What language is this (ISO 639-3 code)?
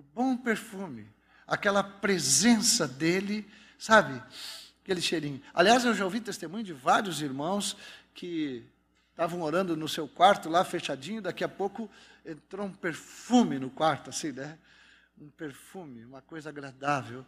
por